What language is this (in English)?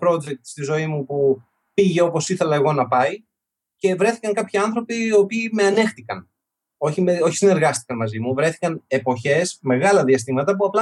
Greek